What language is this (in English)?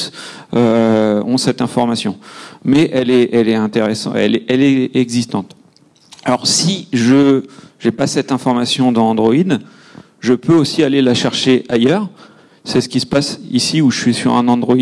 French